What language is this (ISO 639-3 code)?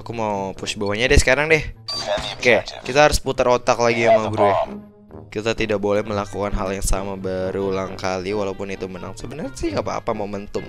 ind